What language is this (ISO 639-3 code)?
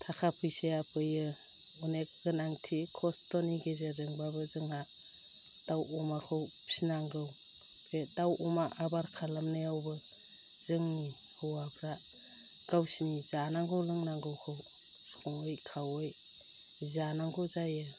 brx